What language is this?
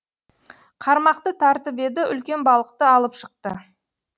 Kazakh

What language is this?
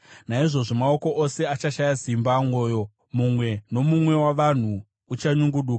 Shona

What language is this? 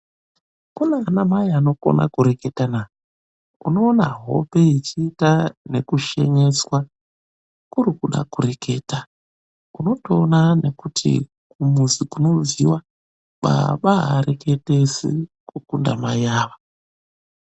Ndau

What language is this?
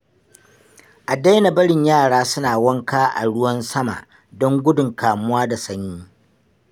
Hausa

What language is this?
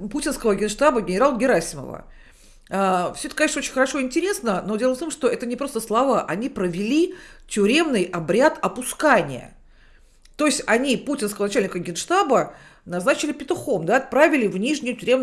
Russian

